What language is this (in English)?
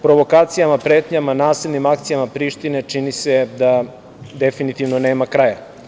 Serbian